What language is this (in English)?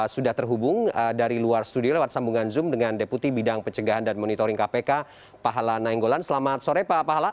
Indonesian